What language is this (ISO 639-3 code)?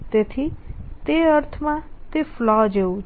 guj